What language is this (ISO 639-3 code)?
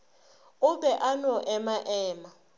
nso